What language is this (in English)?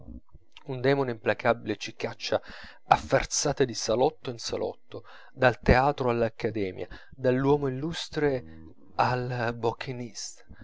Italian